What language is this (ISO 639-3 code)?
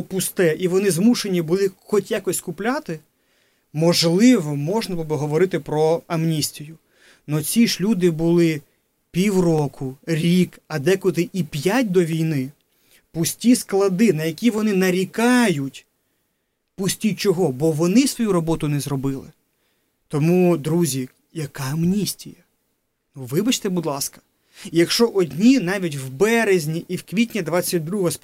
ukr